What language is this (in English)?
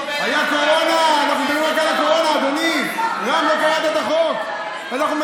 Hebrew